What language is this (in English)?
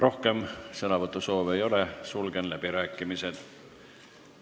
Estonian